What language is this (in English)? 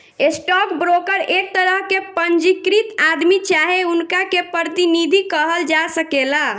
Bhojpuri